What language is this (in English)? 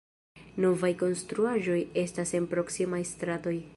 Esperanto